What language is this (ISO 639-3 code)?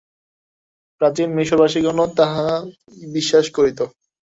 ben